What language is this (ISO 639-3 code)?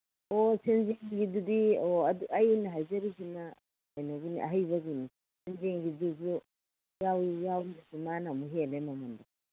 mni